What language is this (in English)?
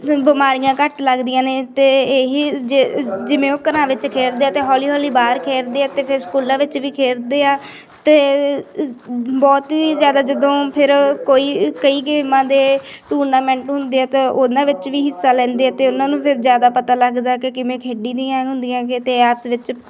Punjabi